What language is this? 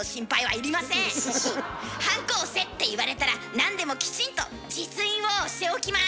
Japanese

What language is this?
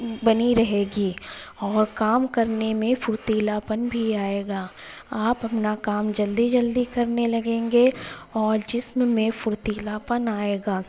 Urdu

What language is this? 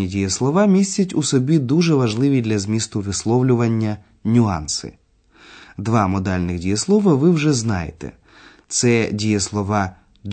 Ukrainian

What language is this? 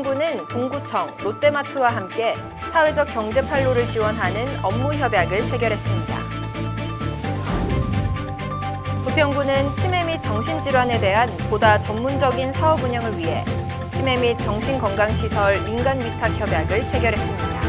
Korean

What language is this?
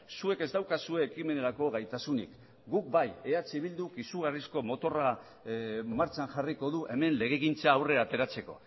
Basque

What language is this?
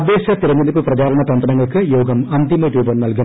Malayalam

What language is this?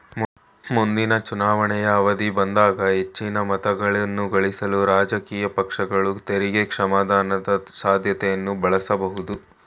Kannada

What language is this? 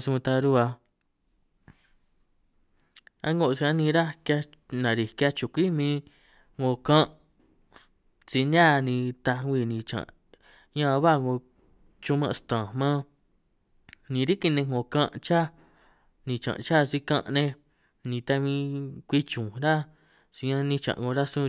San Martín Itunyoso Triqui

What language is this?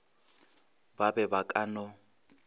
Northern Sotho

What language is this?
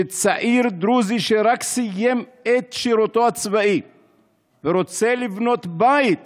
Hebrew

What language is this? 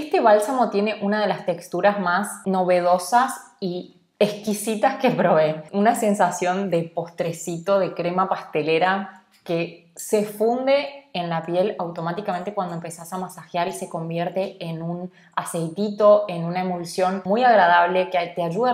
Spanish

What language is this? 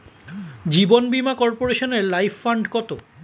Bangla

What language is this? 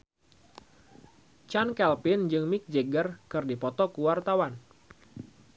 Sundanese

